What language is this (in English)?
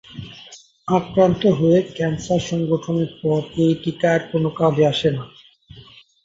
Bangla